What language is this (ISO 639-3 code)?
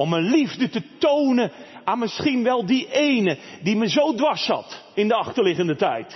nld